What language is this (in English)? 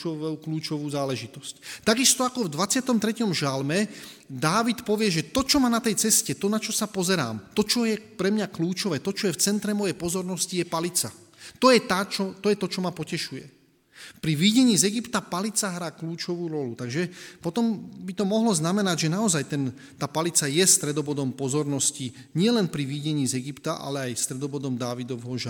Slovak